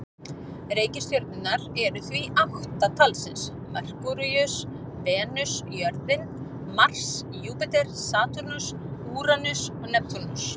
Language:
Icelandic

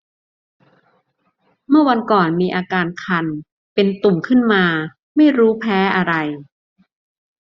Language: Thai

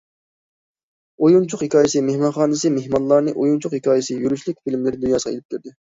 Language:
Uyghur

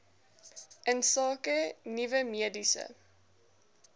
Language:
Afrikaans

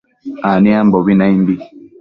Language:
Matsés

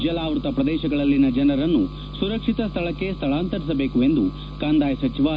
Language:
Kannada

